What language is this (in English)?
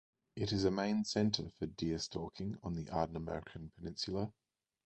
English